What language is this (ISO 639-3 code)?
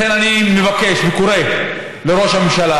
heb